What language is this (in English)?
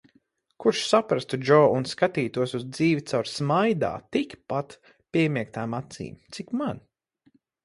Latvian